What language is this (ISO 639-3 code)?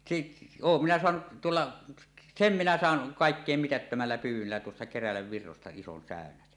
fin